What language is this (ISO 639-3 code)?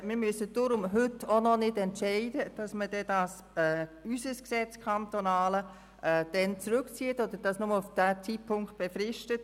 gsw